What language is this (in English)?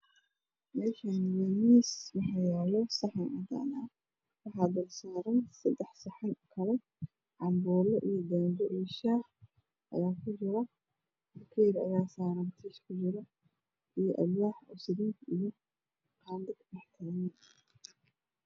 Somali